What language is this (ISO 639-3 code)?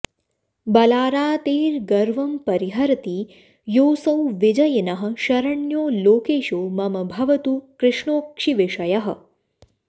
san